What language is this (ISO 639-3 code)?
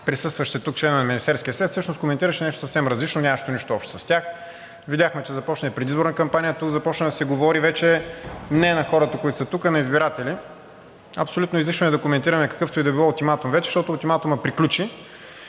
bul